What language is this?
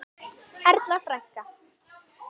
Icelandic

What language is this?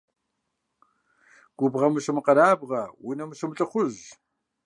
Kabardian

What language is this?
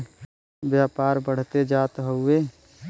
Bhojpuri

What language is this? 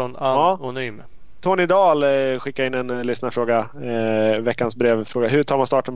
Swedish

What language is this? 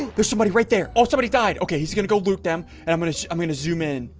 English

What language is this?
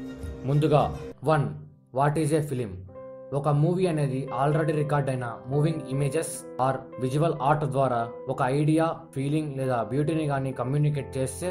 Telugu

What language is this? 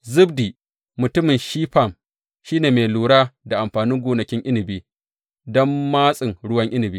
Hausa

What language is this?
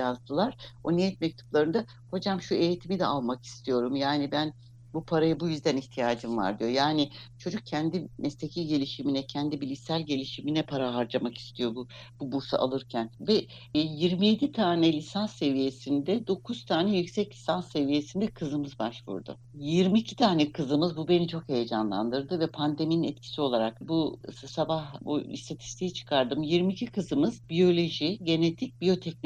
Turkish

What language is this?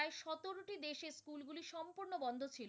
Bangla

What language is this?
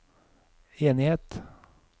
Norwegian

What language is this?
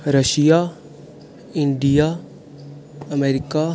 Dogri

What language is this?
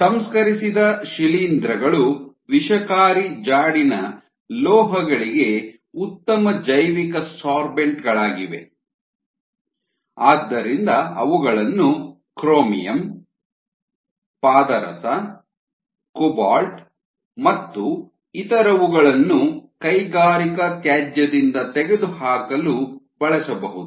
Kannada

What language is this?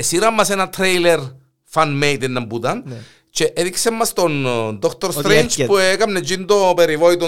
Greek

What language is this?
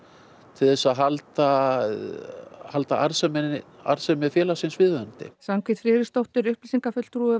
Icelandic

